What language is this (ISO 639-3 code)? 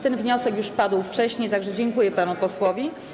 pol